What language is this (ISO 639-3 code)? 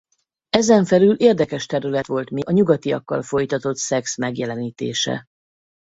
hun